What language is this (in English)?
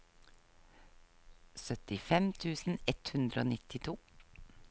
Norwegian